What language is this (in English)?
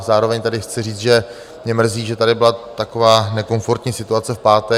Czech